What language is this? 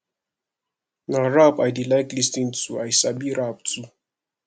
Nigerian Pidgin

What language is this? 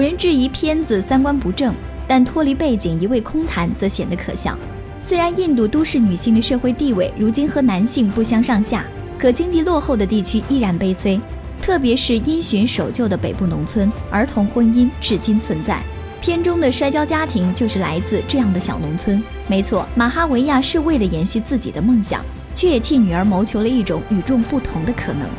Chinese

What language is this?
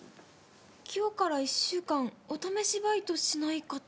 Japanese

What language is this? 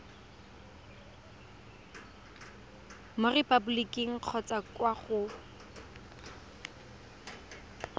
Tswana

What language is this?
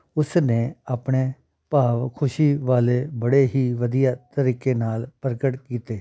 Punjabi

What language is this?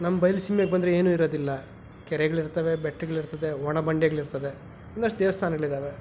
Kannada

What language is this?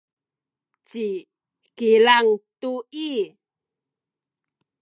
Sakizaya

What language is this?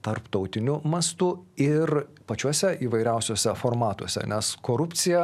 Lithuanian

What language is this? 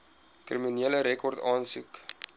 Afrikaans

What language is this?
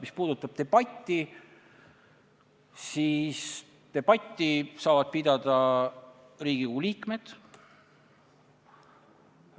Estonian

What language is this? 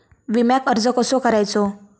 Marathi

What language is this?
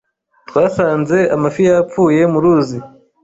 Kinyarwanda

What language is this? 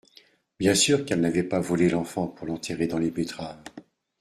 French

